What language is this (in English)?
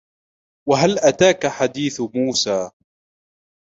Arabic